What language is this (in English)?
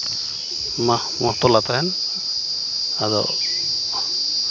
Santali